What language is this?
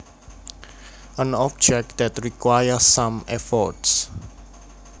Javanese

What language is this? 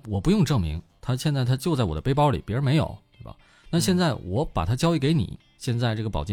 Chinese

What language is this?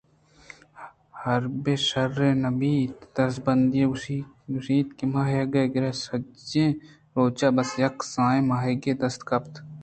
Eastern Balochi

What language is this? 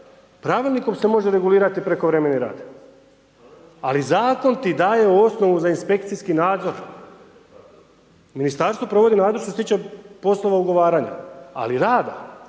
Croatian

